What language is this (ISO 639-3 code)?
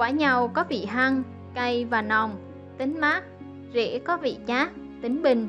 vie